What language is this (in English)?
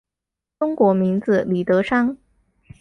Chinese